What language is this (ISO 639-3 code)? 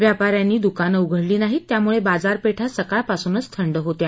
mar